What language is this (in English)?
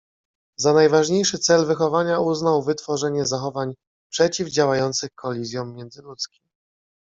Polish